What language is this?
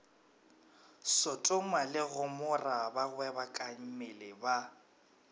Northern Sotho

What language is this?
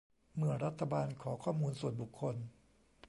Thai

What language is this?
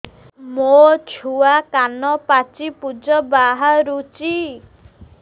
Odia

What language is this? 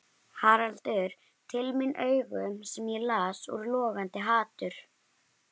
Icelandic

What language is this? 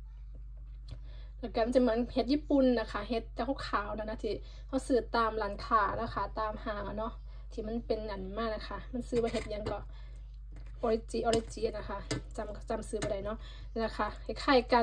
Thai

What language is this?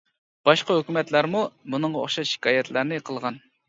Uyghur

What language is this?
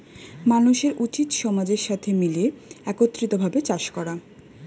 Bangla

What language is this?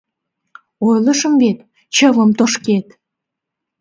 Mari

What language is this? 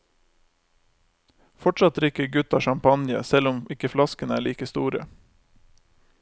Norwegian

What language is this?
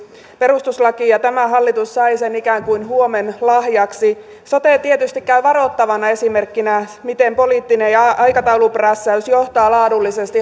Finnish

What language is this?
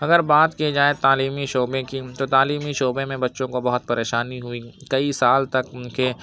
Urdu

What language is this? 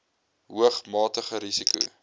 Afrikaans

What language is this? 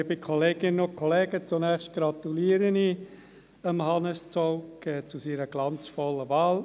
Swiss German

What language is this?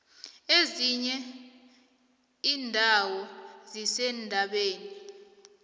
South Ndebele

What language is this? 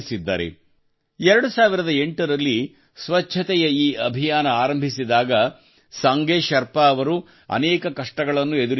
Kannada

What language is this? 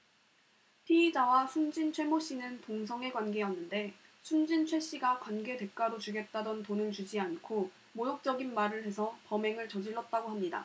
Korean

